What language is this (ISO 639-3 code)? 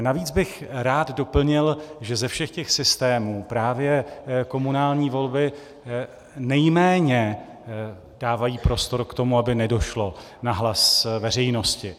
ces